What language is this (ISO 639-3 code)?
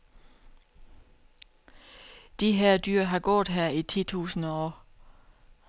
dan